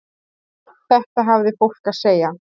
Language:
Icelandic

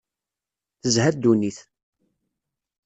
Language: Kabyle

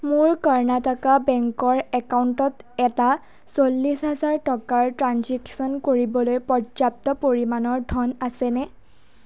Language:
Assamese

